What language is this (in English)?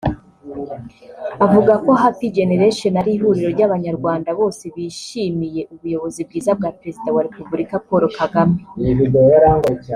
Kinyarwanda